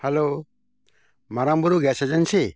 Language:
Santali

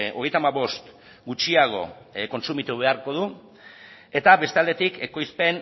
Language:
Basque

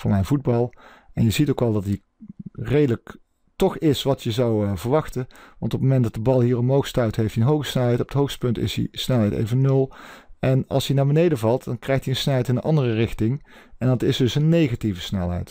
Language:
Dutch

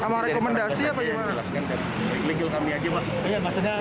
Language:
Indonesian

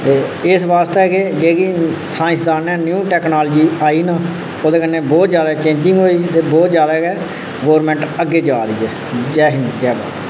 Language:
Dogri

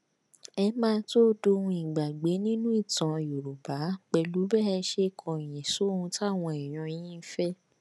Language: Yoruba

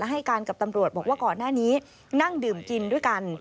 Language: Thai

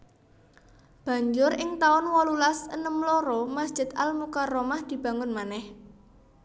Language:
Javanese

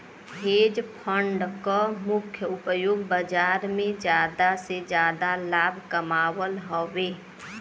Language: Bhojpuri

